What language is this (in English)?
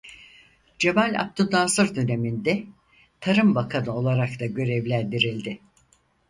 Turkish